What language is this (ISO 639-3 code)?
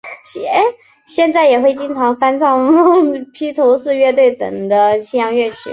zho